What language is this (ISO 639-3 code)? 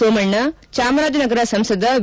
kan